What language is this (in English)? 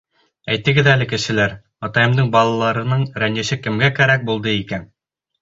Bashkir